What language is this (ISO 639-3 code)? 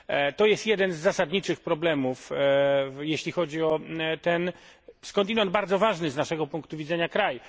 pol